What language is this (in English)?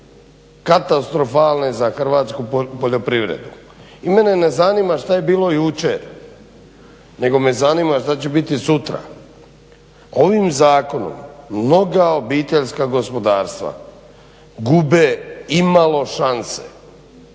Croatian